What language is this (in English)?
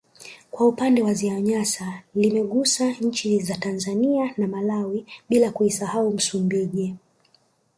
Swahili